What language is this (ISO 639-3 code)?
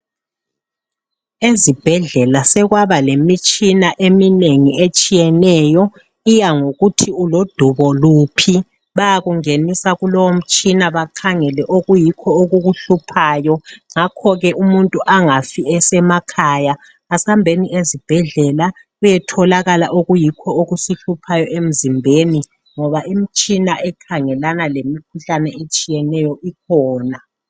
nde